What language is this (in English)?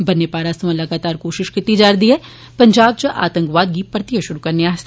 Dogri